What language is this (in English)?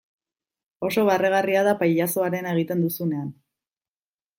Basque